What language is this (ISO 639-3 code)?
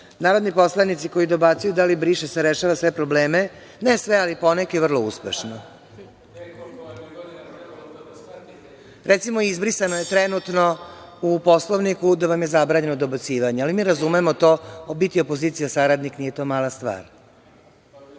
srp